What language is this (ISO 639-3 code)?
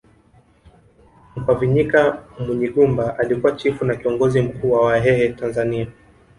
swa